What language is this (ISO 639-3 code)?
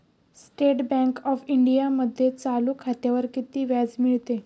mar